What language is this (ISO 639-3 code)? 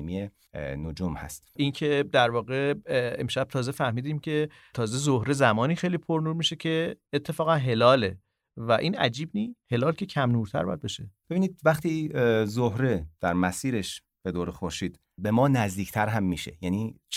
fas